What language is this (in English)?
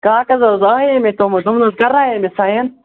Kashmiri